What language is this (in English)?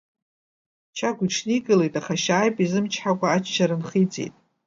Abkhazian